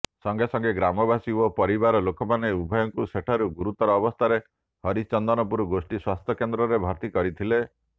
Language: Odia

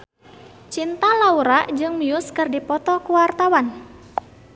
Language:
Sundanese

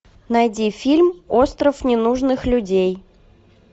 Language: Russian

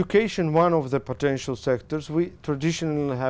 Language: Vietnamese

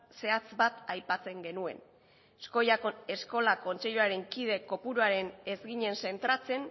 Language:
Basque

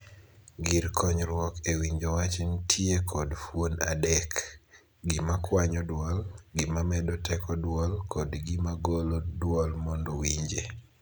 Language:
Luo (Kenya and Tanzania)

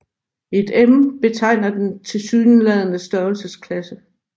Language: Danish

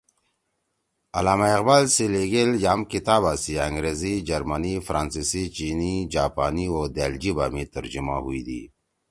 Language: Torwali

